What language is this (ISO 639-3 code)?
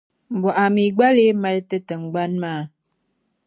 dag